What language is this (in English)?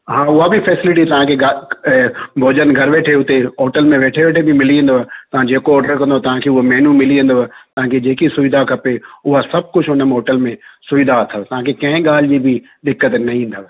Sindhi